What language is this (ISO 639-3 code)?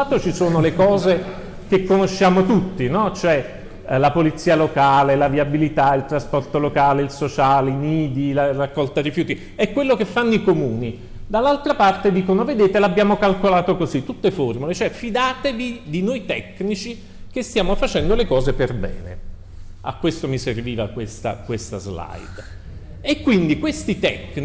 ita